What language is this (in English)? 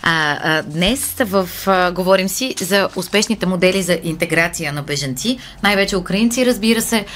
Bulgarian